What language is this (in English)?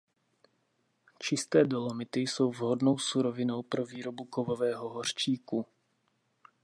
Czech